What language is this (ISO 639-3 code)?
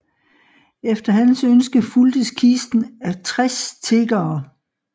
dan